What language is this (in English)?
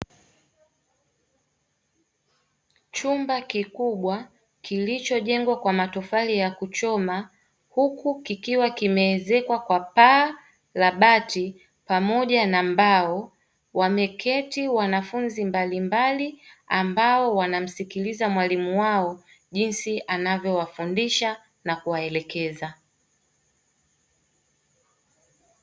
Swahili